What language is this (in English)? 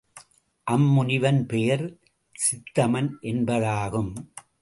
Tamil